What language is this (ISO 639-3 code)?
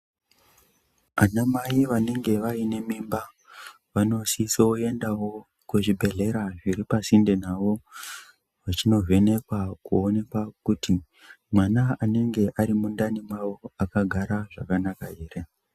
ndc